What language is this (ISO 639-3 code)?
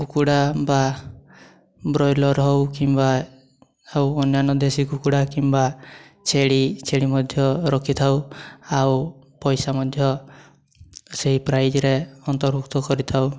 ori